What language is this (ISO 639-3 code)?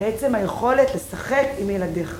heb